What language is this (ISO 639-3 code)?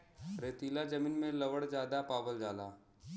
bho